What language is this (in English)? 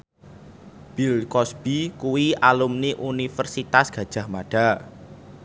Javanese